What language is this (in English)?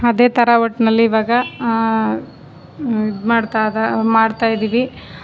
Kannada